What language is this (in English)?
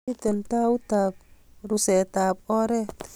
Kalenjin